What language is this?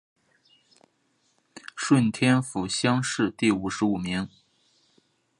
Chinese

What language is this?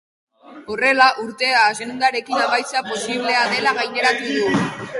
Basque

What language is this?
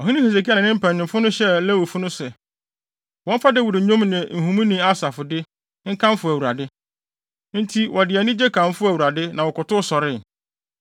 Akan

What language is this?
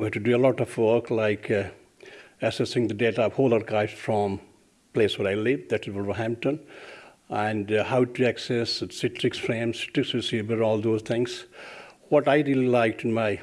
English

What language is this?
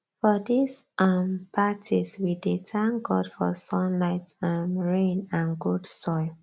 Nigerian Pidgin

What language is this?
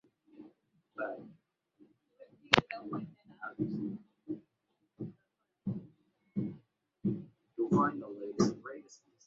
Swahili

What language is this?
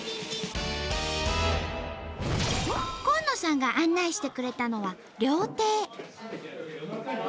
Japanese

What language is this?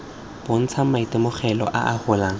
Tswana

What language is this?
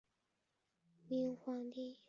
Chinese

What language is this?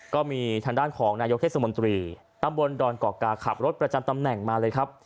Thai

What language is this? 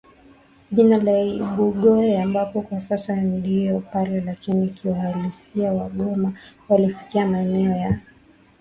Swahili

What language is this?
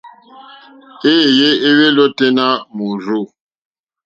Mokpwe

